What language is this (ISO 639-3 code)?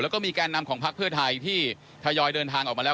tha